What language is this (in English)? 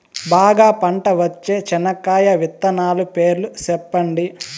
Telugu